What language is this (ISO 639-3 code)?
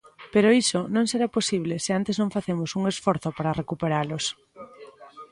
glg